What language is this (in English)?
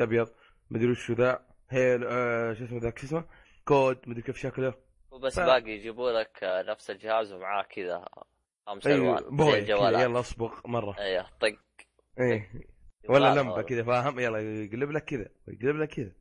Arabic